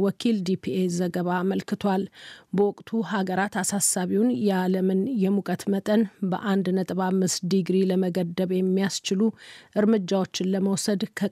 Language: Amharic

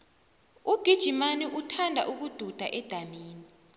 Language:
South Ndebele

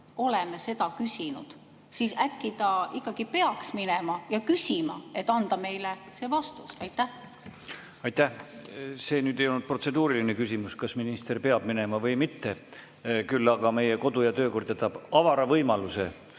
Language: Estonian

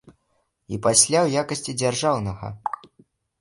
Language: Belarusian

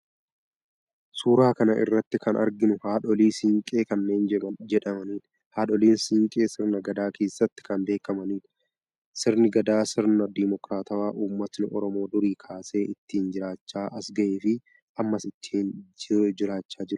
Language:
Oromo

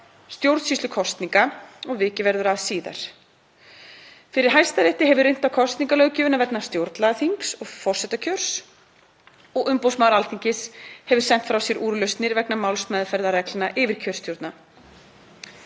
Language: Icelandic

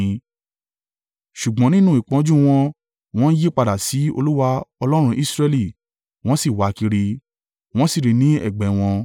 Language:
Yoruba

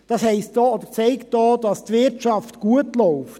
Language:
Swiss German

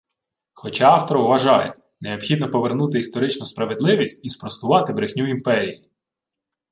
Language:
Ukrainian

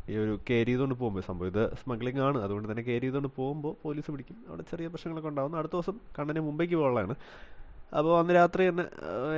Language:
Malayalam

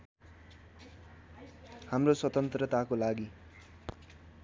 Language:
Nepali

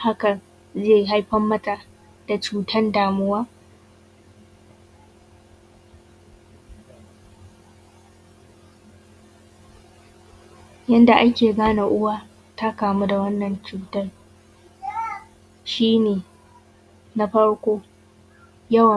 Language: Hausa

